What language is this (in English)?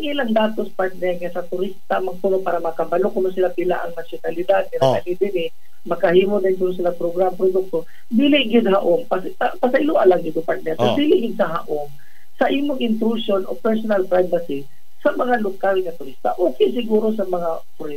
Filipino